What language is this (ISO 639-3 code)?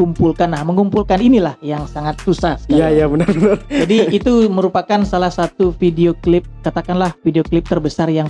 ind